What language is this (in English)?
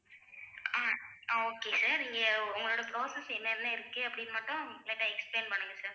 Tamil